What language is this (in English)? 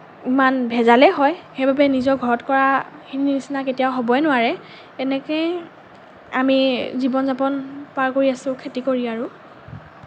Assamese